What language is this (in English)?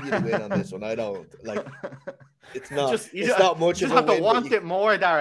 English